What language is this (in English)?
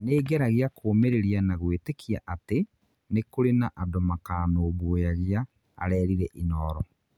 Kikuyu